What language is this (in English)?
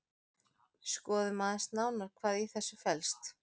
Icelandic